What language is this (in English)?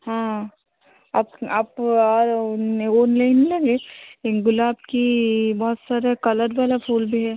Hindi